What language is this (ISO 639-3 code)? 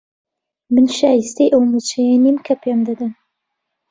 ckb